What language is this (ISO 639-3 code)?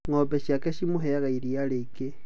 kik